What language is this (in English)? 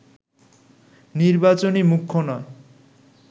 Bangla